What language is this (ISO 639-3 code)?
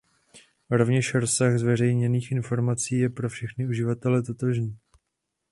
ces